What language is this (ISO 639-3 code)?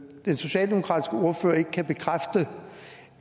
dan